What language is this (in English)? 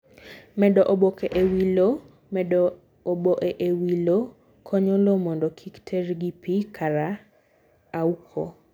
Luo (Kenya and Tanzania)